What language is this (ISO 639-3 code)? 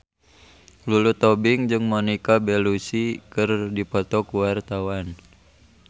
sun